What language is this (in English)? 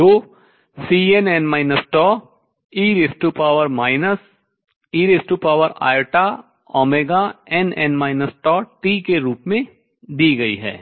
Hindi